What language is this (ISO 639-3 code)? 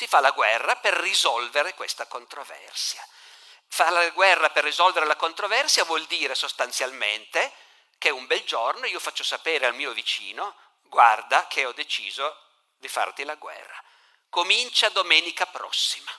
ita